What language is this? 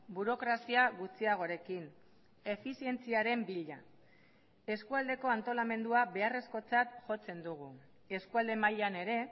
Basque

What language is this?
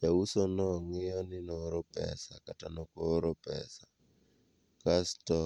Luo (Kenya and Tanzania)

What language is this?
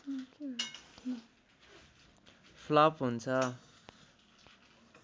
Nepali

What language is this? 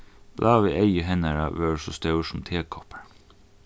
Faroese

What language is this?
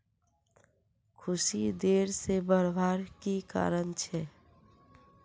Magahi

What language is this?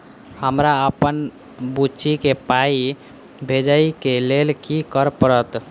Maithili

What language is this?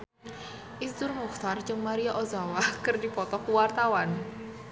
Sundanese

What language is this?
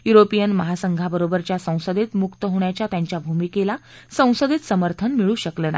Marathi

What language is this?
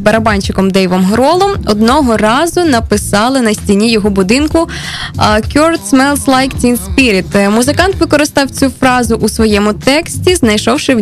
Ukrainian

